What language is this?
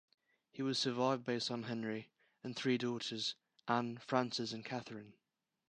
English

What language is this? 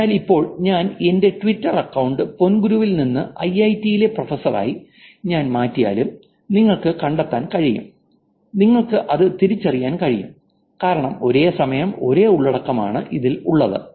Malayalam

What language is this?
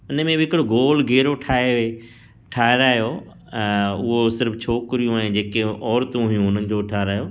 Sindhi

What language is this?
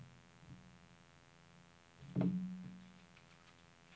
Norwegian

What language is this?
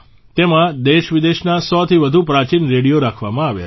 Gujarati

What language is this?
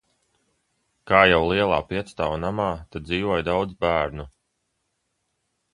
Latvian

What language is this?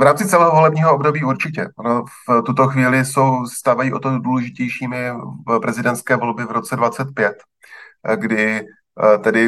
Czech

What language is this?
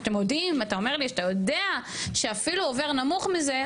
Hebrew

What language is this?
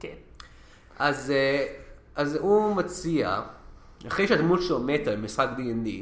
Hebrew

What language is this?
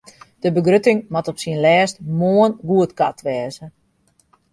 Western Frisian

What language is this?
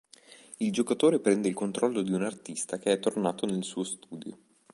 Italian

